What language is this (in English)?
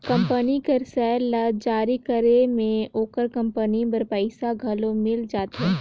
Chhattisgarhi